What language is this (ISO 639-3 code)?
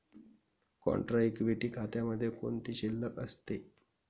mar